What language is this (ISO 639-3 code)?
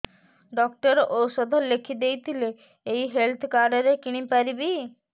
ori